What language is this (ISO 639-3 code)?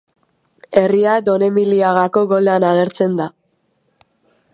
eus